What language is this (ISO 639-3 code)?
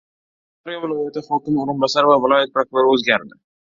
uzb